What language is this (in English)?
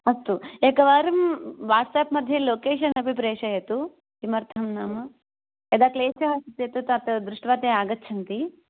Sanskrit